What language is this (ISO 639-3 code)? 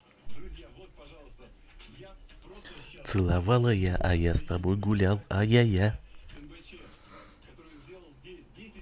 rus